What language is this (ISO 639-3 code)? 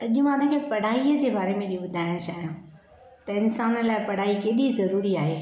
snd